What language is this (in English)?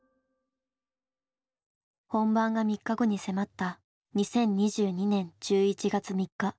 Japanese